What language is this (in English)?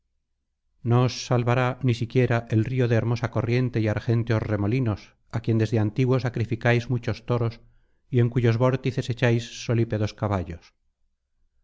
Spanish